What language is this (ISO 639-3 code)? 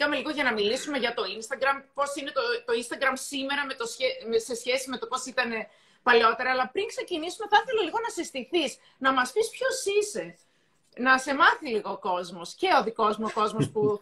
ell